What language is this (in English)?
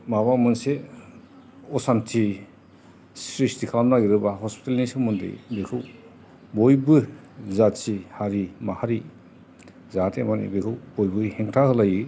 Bodo